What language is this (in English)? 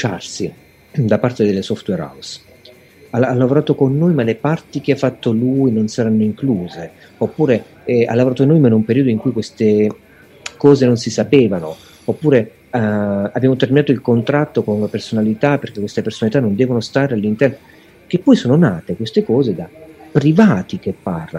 Italian